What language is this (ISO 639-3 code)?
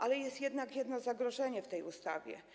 pol